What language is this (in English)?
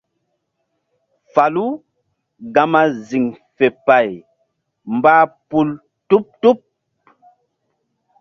Mbum